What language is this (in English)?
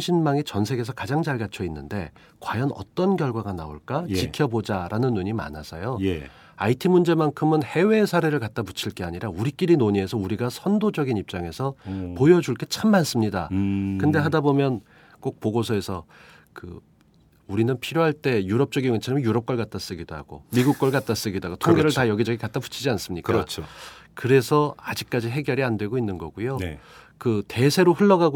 Korean